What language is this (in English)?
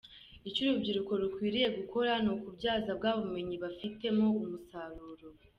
Kinyarwanda